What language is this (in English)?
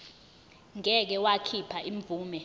Zulu